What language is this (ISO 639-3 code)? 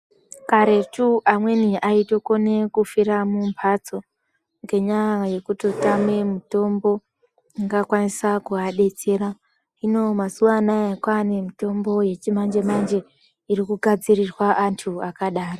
ndc